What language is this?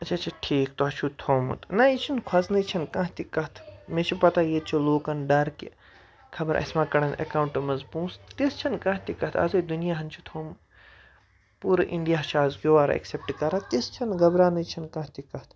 Kashmiri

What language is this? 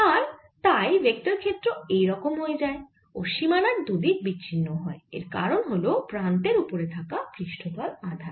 Bangla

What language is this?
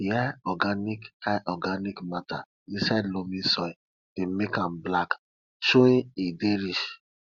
Nigerian Pidgin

